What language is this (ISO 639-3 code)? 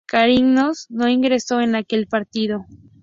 spa